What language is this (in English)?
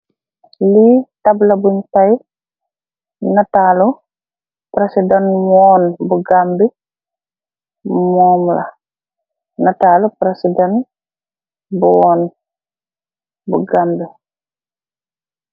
Wolof